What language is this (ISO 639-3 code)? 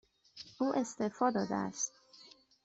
fas